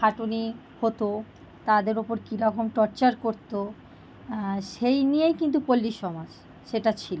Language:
Bangla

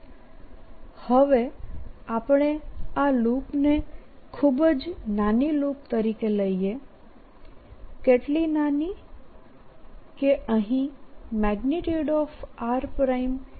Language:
Gujarati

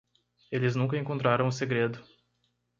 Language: Portuguese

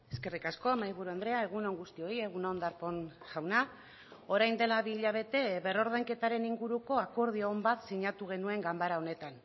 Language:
Basque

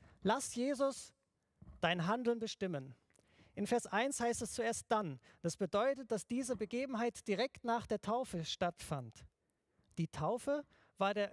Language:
German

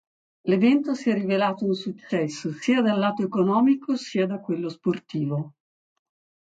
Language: Italian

